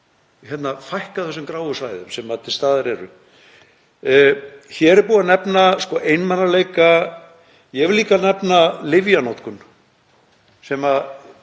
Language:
Icelandic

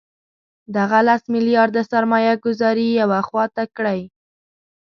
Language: Pashto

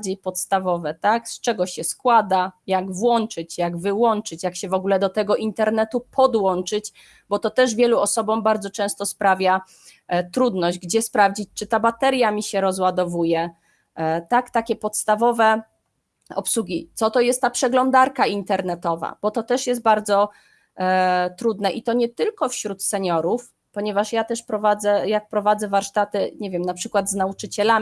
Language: Polish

